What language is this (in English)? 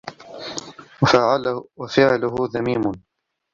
Arabic